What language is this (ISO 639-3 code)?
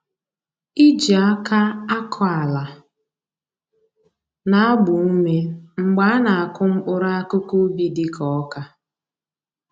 ibo